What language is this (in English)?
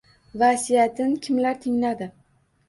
Uzbek